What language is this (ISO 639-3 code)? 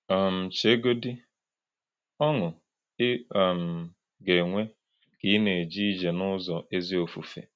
ibo